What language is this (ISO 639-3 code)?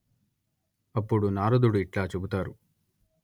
tel